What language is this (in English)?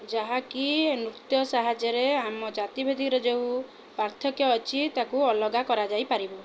Odia